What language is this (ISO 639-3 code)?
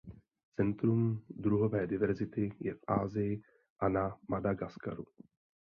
ces